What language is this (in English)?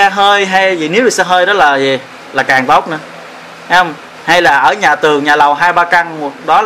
Vietnamese